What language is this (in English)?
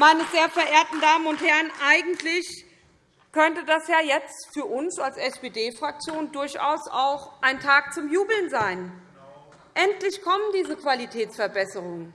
German